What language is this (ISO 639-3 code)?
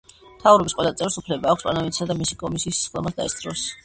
kat